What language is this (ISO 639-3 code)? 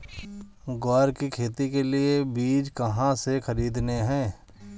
hin